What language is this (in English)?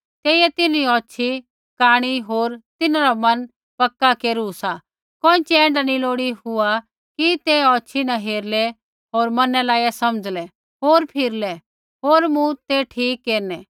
Kullu Pahari